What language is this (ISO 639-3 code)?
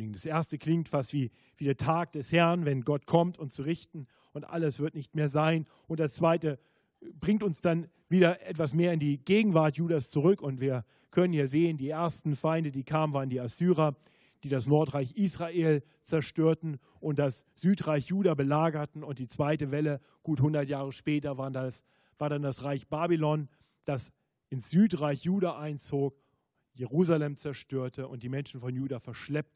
deu